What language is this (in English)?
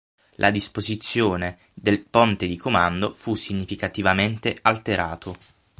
Italian